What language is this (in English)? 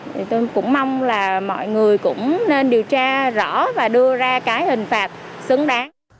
Vietnamese